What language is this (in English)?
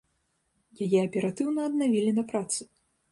Belarusian